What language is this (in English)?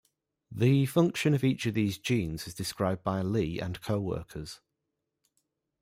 English